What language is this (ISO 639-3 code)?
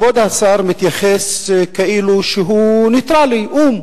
heb